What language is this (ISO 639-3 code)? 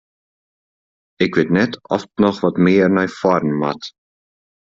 fry